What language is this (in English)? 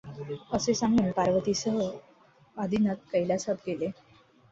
Marathi